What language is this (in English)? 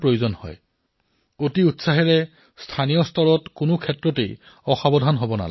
Assamese